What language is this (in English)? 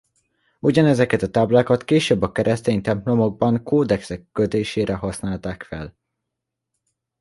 Hungarian